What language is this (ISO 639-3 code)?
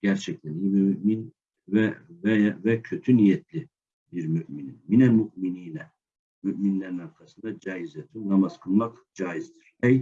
tur